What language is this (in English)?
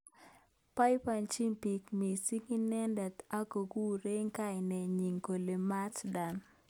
Kalenjin